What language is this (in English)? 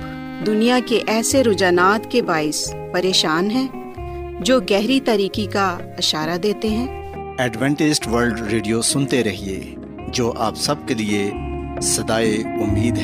Urdu